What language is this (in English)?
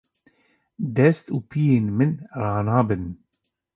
Kurdish